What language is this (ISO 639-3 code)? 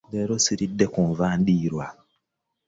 lug